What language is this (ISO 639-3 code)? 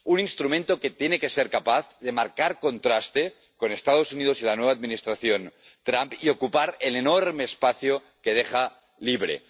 spa